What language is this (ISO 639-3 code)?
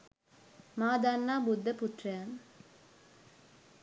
sin